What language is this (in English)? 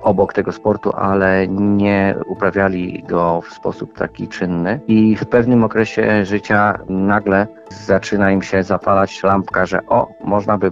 Polish